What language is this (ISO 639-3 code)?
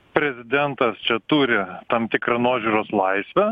lit